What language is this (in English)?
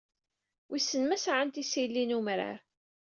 Kabyle